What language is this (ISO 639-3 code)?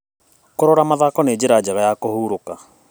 kik